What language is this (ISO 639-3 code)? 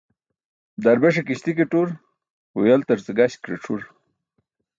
bsk